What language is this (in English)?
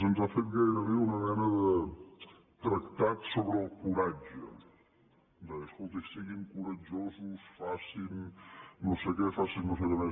Catalan